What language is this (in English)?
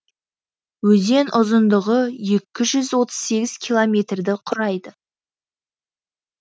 Kazakh